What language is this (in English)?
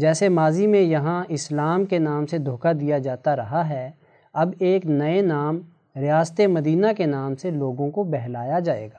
Urdu